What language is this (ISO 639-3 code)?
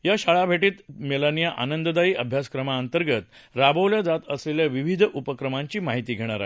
mar